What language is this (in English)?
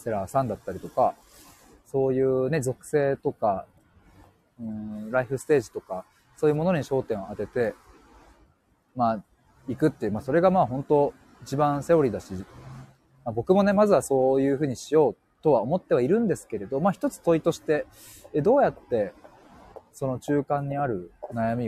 Japanese